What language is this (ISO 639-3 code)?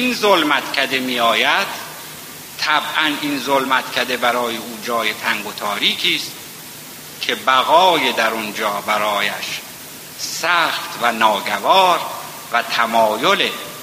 fas